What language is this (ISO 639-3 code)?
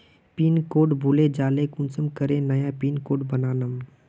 mag